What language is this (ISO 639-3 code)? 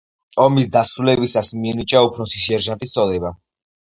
kat